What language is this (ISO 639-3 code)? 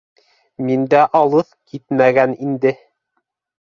bak